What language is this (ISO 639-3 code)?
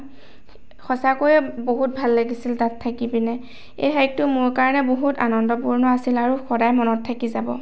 asm